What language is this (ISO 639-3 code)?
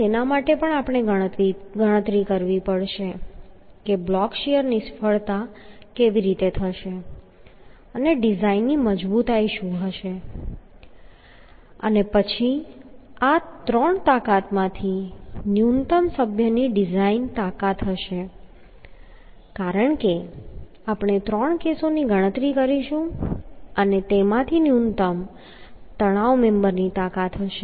guj